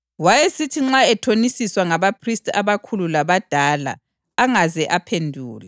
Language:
North Ndebele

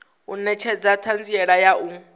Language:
Venda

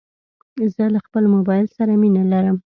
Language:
Pashto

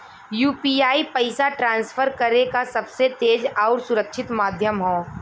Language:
Bhojpuri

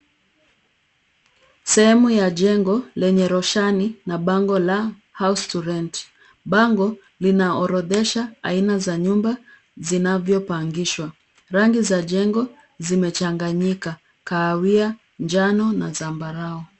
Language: Swahili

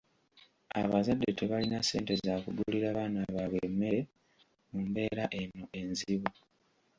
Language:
Ganda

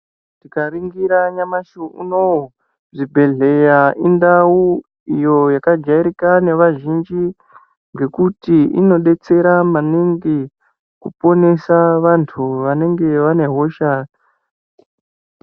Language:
Ndau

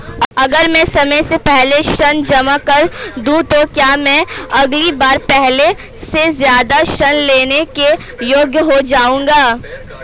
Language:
Hindi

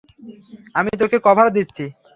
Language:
Bangla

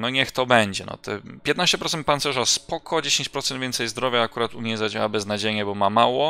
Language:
Polish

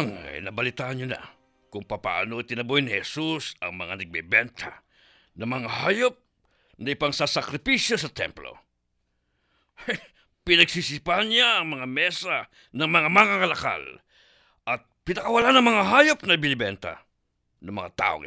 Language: Filipino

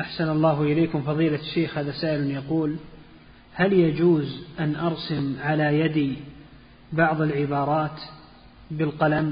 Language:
Arabic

